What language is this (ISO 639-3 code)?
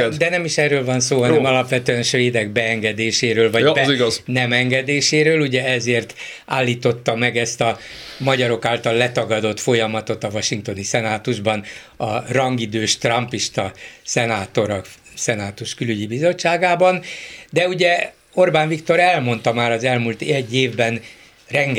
hun